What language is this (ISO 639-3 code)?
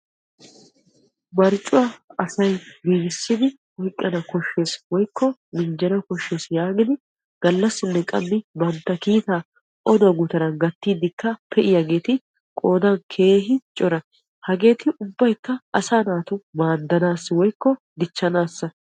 wal